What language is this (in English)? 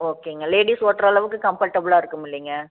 Tamil